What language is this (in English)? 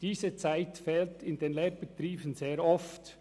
Swiss German